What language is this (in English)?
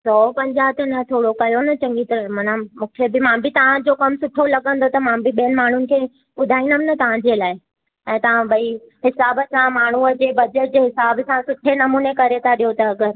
Sindhi